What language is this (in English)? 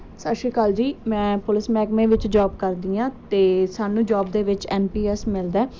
Punjabi